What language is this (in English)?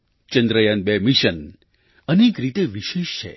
Gujarati